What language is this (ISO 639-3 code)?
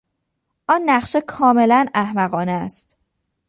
fas